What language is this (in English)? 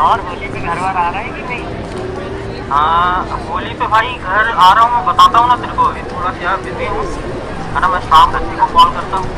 Hindi